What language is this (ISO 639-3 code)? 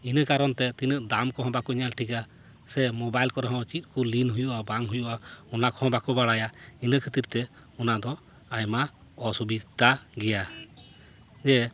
sat